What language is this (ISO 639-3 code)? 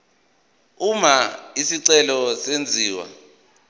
zul